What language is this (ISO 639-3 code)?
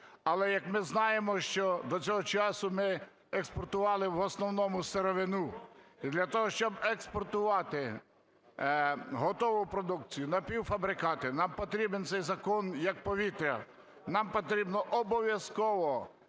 ukr